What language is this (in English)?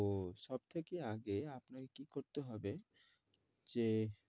Bangla